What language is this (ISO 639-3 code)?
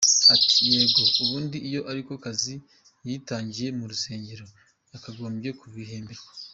kin